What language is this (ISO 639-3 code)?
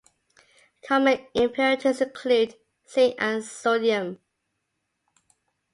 eng